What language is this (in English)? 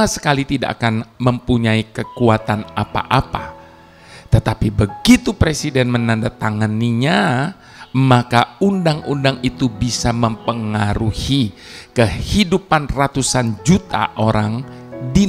Indonesian